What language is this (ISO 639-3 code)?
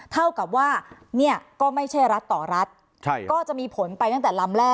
tha